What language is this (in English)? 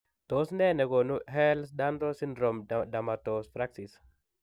Kalenjin